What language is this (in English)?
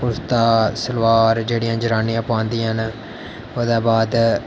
Dogri